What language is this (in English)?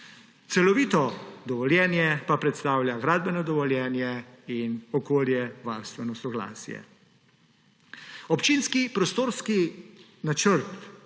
Slovenian